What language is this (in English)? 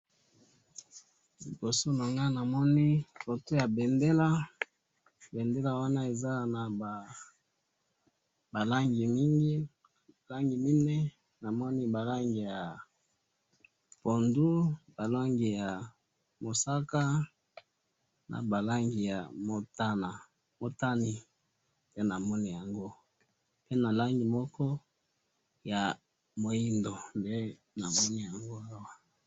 Lingala